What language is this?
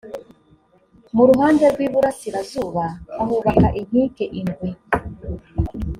Kinyarwanda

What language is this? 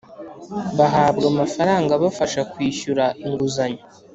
Kinyarwanda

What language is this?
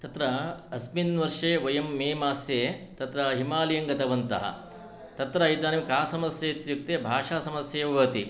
Sanskrit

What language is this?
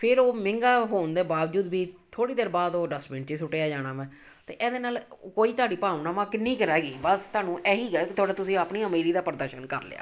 Punjabi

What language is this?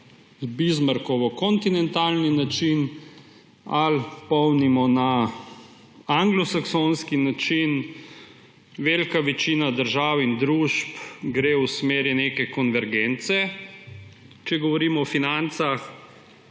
Slovenian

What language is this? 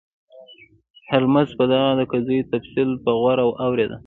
Pashto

